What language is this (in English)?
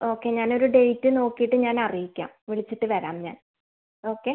Malayalam